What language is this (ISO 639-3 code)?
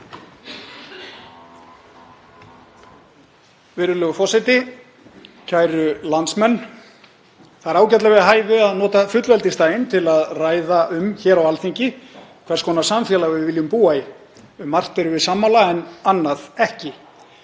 isl